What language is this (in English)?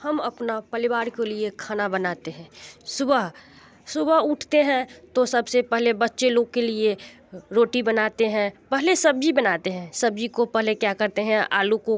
Hindi